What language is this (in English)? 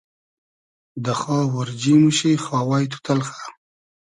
Hazaragi